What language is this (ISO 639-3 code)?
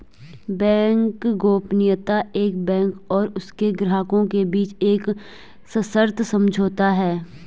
hin